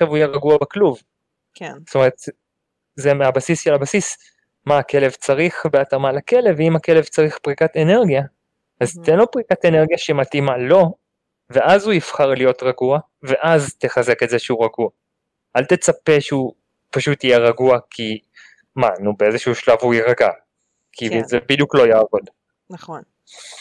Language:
Hebrew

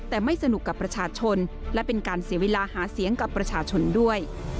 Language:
Thai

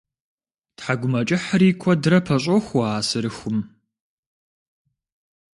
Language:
Kabardian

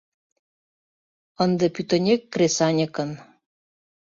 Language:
Mari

